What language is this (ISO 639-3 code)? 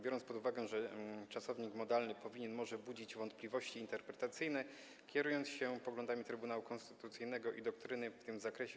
pol